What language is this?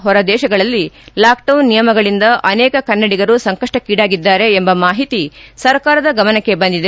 Kannada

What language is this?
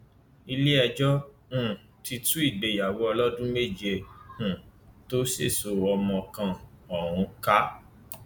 Yoruba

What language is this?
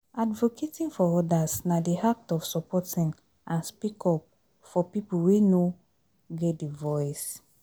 Nigerian Pidgin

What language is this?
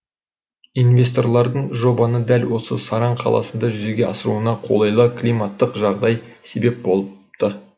Kazakh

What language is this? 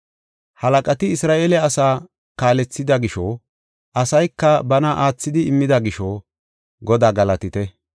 Gofa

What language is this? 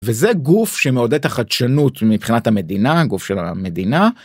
Hebrew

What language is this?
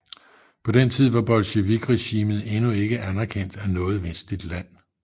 Danish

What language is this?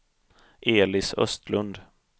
Swedish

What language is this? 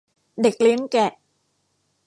Thai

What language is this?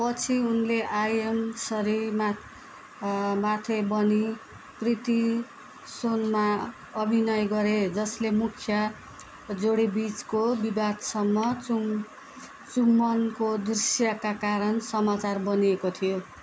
Nepali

